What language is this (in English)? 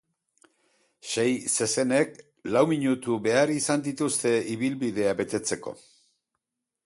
Basque